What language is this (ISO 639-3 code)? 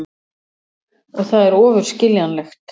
isl